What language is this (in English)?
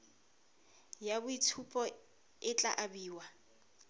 Tswana